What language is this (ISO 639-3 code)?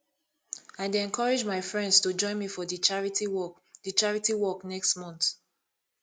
pcm